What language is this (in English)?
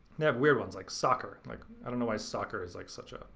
English